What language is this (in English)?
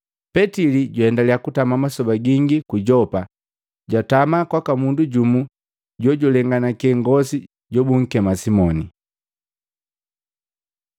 Matengo